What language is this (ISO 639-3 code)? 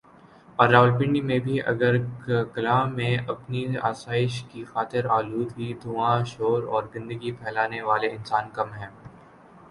urd